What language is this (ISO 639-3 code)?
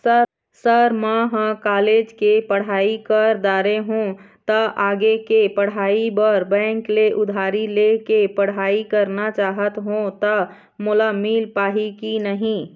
hne